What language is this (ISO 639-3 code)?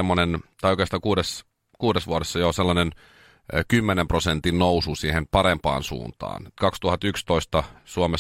fin